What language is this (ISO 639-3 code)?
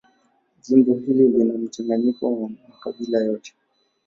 swa